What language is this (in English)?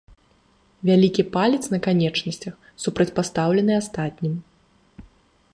Belarusian